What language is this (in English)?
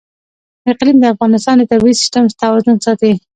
Pashto